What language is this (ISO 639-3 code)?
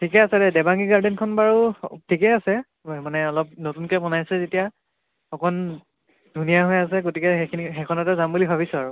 asm